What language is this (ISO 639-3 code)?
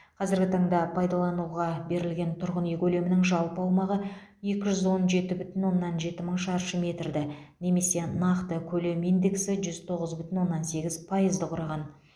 kaz